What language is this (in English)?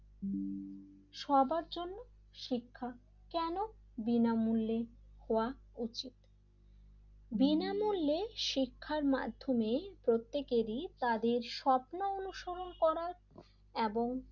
Bangla